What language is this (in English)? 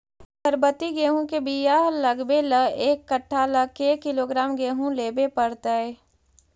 Magahi